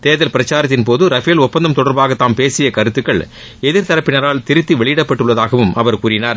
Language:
Tamil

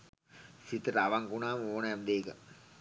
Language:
Sinhala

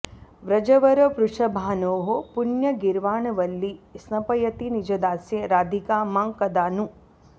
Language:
Sanskrit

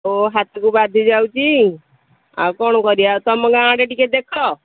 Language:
Odia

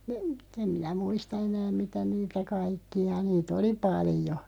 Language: Finnish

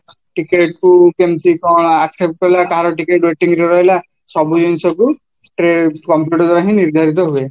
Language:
Odia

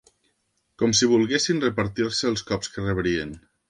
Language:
Catalan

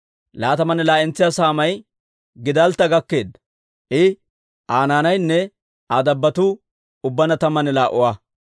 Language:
Dawro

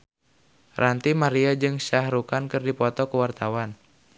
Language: Sundanese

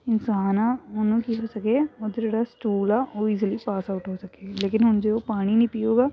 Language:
Punjabi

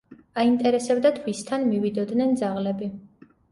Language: Georgian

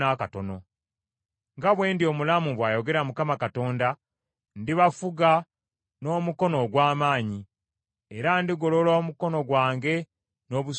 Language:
Ganda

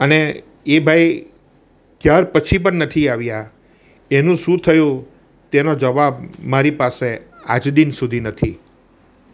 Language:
Gujarati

